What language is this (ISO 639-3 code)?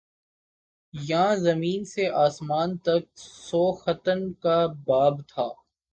urd